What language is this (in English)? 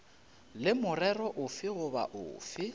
Northern Sotho